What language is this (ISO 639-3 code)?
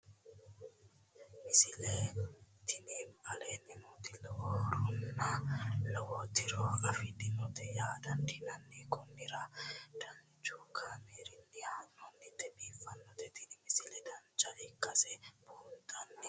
sid